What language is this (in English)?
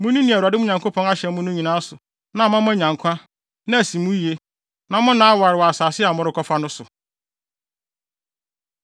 Akan